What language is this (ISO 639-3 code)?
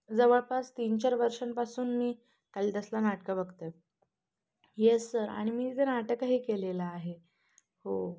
mar